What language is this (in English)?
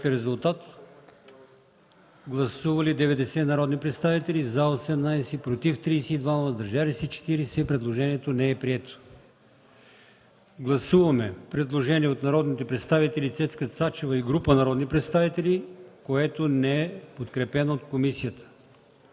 Bulgarian